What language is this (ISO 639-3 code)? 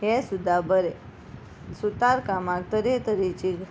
kok